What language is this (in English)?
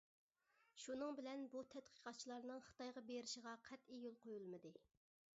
Uyghur